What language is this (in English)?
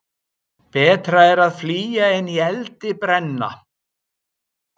Icelandic